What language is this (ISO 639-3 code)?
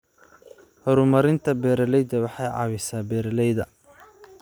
som